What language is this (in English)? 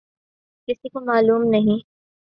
Urdu